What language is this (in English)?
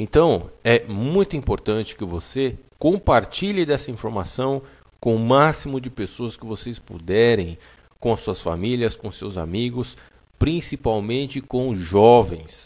Portuguese